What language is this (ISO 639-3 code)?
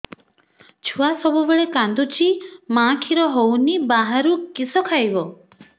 ori